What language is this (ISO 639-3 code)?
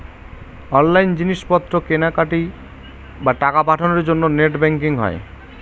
ben